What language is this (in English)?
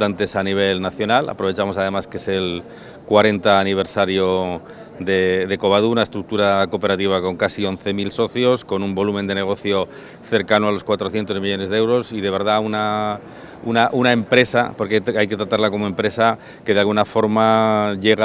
Spanish